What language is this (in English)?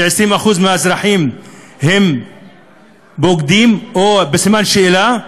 Hebrew